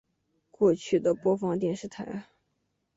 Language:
Chinese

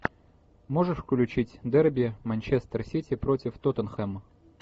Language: Russian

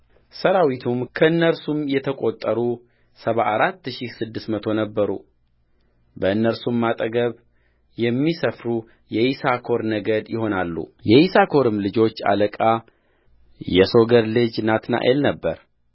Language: Amharic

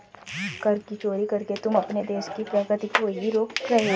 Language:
Hindi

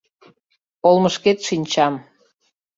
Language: Mari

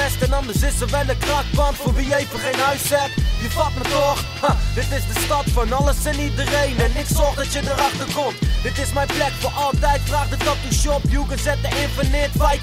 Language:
Dutch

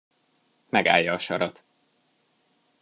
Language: Hungarian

